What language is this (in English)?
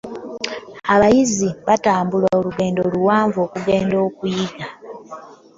Ganda